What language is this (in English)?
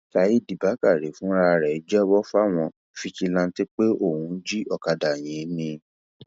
Yoruba